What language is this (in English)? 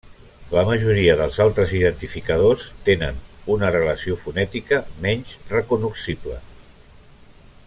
Catalan